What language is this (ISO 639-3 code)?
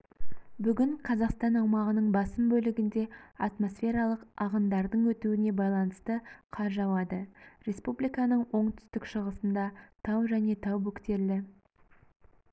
kaz